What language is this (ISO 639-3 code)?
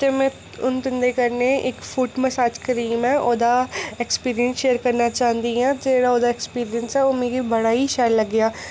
doi